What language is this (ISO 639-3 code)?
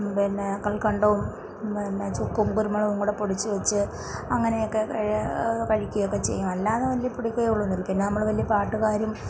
mal